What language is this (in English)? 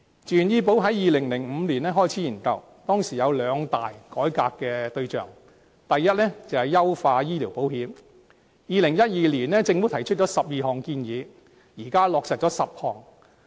Cantonese